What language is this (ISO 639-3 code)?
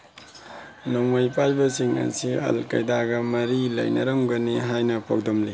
mni